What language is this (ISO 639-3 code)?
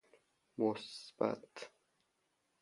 fas